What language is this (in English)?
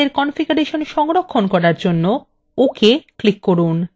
Bangla